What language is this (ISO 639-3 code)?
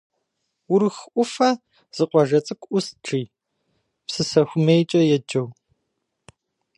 kbd